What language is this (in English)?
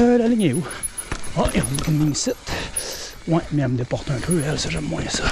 French